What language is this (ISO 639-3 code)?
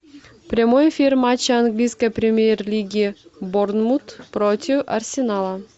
rus